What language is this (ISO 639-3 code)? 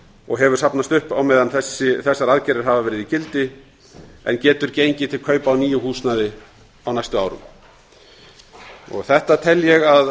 isl